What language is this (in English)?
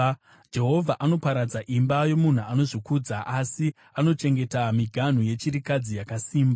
Shona